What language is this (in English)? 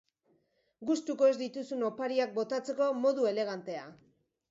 Basque